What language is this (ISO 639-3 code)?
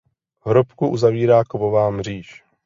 ces